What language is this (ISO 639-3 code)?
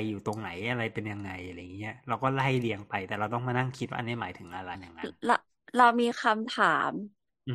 tha